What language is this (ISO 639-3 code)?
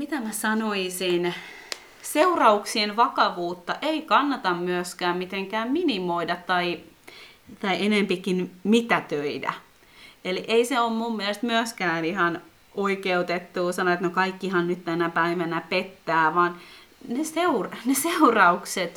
fin